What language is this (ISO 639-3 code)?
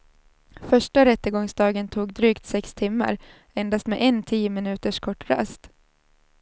swe